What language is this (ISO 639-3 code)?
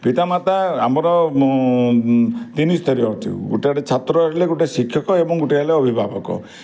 ori